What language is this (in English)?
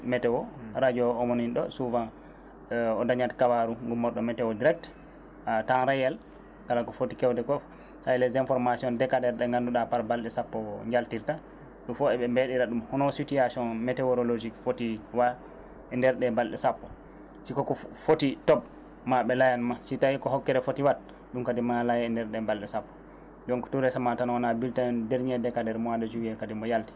Fula